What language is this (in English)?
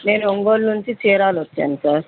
Telugu